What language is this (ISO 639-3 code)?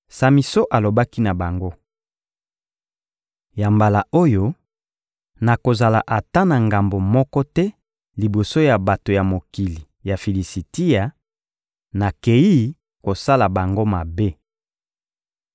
lin